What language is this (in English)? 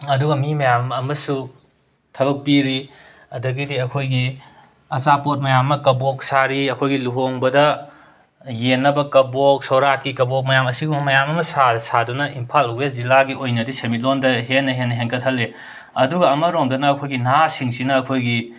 Manipuri